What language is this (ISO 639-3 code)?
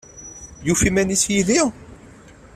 kab